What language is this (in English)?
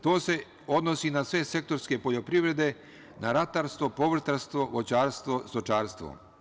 Serbian